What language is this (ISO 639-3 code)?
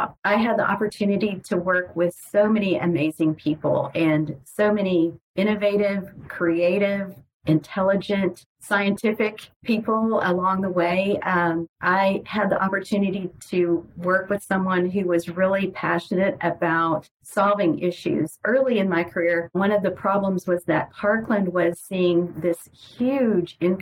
eng